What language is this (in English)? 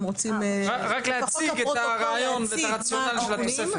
Hebrew